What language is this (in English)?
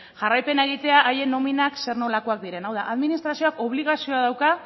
Basque